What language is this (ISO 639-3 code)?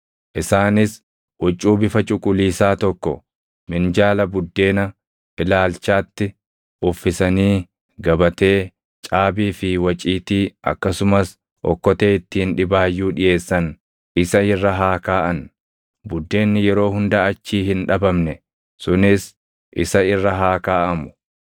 orm